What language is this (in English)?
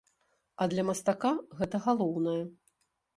Belarusian